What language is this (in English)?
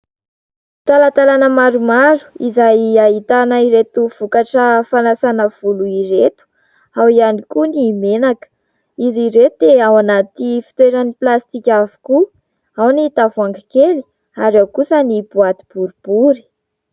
Malagasy